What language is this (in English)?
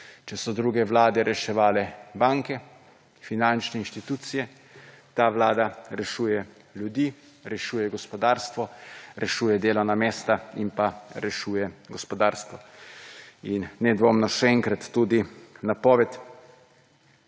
Slovenian